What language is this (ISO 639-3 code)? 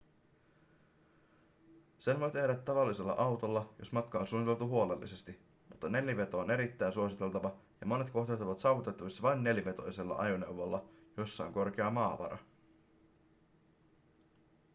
fin